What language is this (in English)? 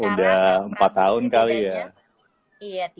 Indonesian